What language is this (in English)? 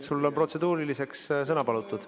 Estonian